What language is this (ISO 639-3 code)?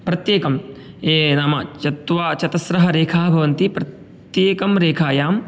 san